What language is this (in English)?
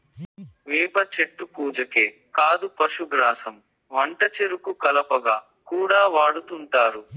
Telugu